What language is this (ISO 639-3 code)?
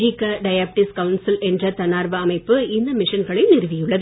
tam